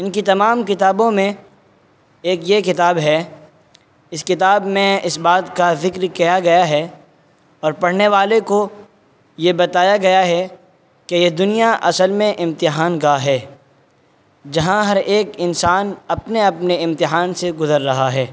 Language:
Urdu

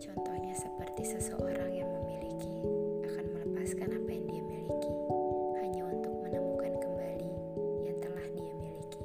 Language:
Indonesian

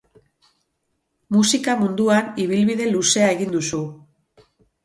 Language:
Basque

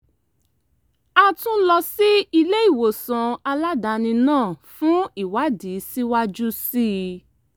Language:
Yoruba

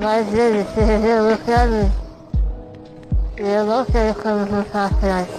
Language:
Portuguese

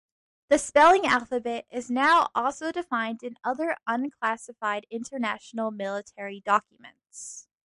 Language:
English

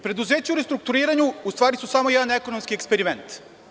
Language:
Serbian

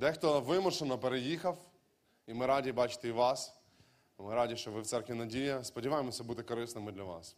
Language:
Ukrainian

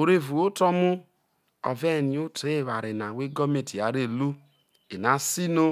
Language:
Isoko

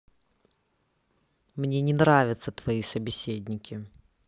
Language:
Russian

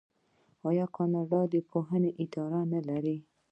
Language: Pashto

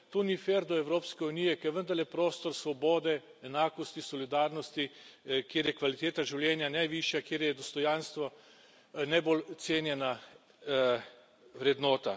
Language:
Slovenian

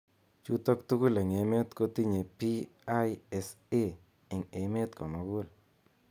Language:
Kalenjin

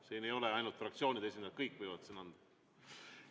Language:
Estonian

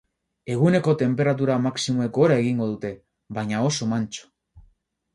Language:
Basque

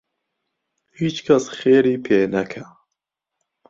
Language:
Central Kurdish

